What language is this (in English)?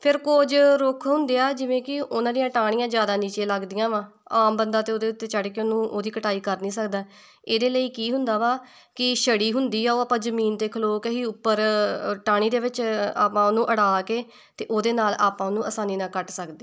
Punjabi